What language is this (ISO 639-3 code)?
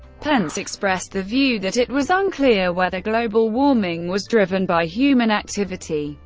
eng